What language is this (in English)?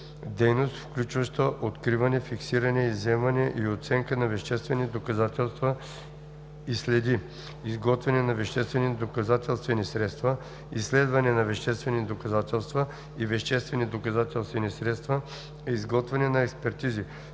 Bulgarian